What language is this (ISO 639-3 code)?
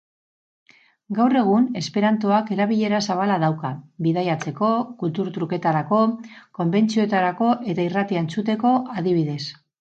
eus